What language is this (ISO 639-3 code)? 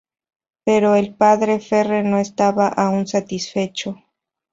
spa